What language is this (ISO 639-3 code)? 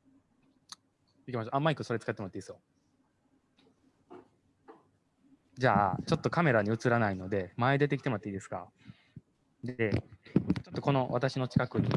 jpn